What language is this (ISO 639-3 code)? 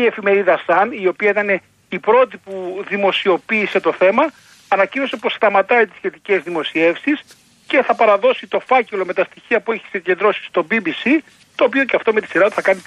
ell